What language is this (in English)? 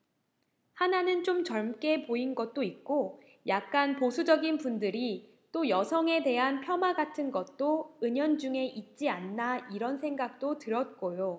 Korean